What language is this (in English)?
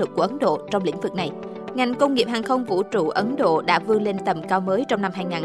Vietnamese